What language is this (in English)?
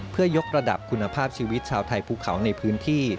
Thai